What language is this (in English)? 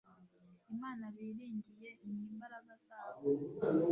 Kinyarwanda